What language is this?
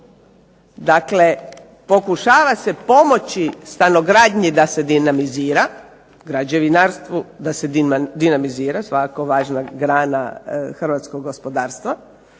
Croatian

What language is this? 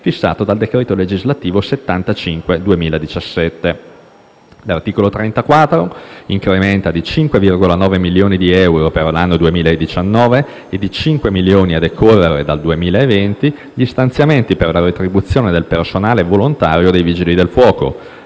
Italian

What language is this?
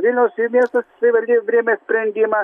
Lithuanian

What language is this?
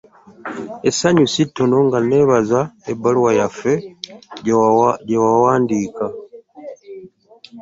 Ganda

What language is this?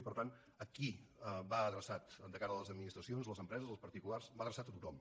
Catalan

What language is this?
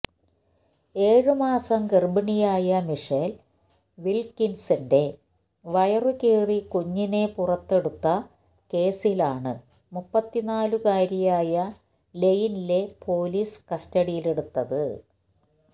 Malayalam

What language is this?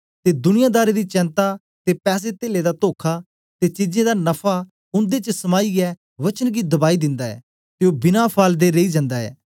Dogri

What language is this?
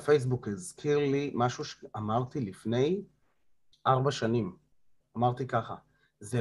Hebrew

